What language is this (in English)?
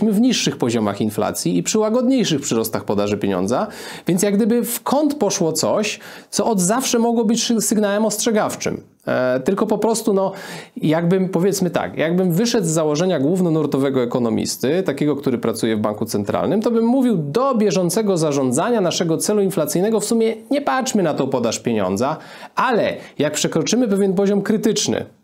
Polish